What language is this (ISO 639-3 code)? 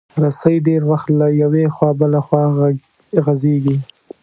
pus